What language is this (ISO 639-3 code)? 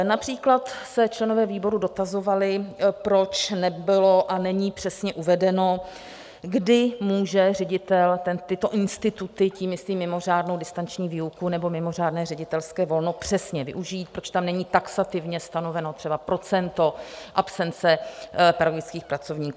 ces